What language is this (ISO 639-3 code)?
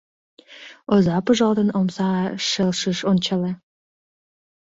chm